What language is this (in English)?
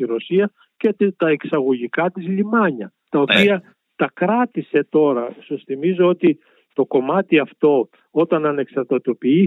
Greek